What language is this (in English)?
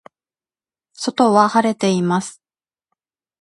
Japanese